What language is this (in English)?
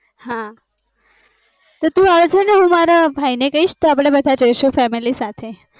Gujarati